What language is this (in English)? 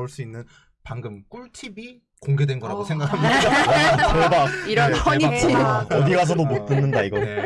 Korean